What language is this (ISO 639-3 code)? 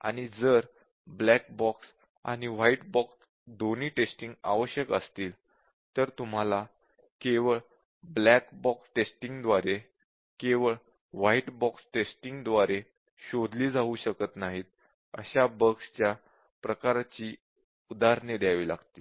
mar